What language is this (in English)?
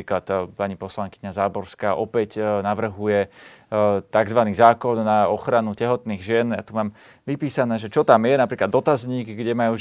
Slovak